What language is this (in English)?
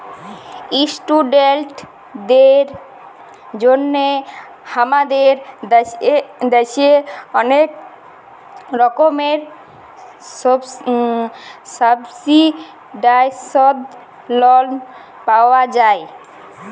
Bangla